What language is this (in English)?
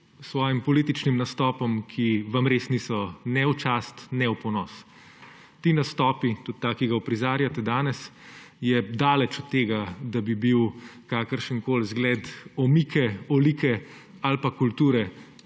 Slovenian